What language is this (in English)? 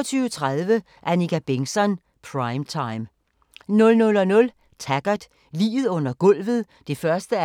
Danish